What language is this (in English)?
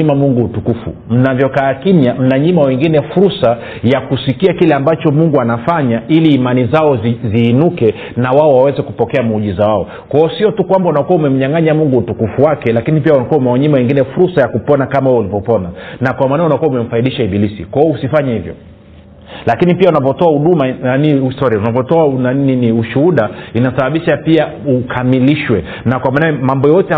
Swahili